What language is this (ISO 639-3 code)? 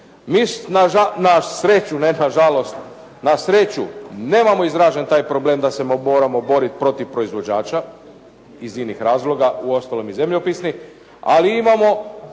hrv